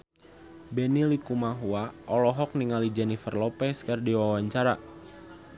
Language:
Sundanese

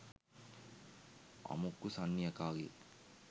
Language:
Sinhala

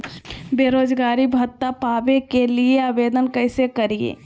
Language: Magahi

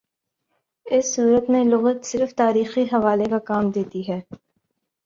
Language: Urdu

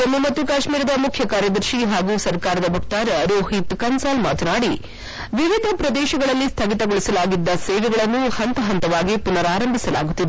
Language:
Kannada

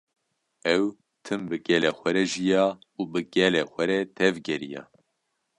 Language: Kurdish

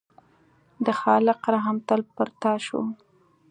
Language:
Pashto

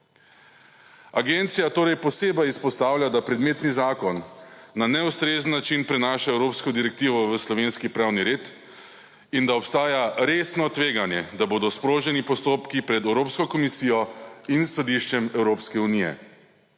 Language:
Slovenian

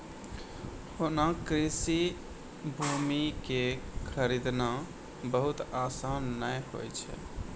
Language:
Maithili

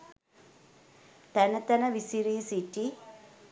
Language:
Sinhala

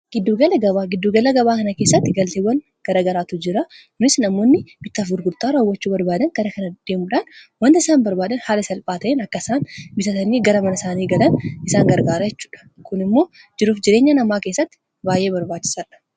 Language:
Oromo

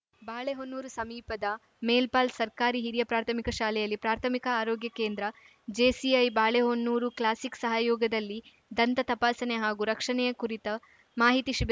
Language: Kannada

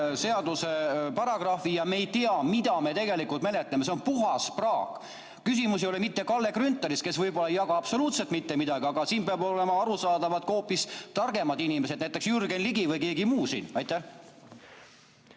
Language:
Estonian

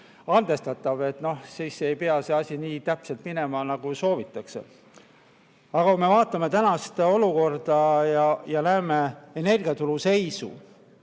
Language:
Estonian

